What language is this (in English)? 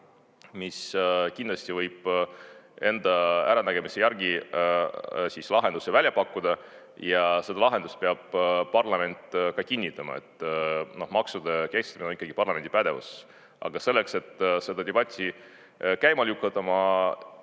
Estonian